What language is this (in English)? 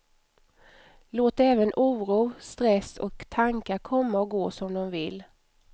Swedish